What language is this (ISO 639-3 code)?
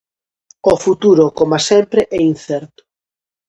glg